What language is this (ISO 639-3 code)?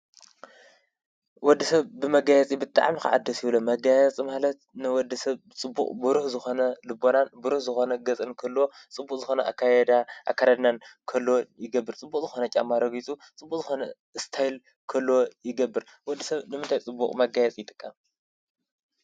tir